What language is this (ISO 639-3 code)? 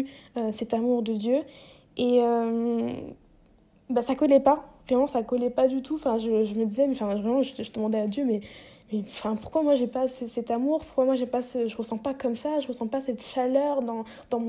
fra